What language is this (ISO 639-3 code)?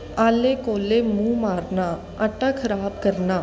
pan